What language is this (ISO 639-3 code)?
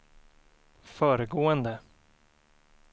swe